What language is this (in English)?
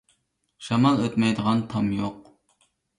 Uyghur